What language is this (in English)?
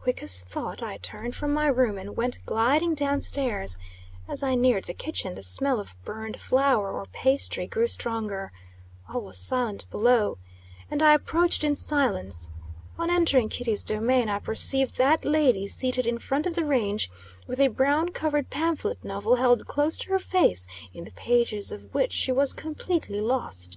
English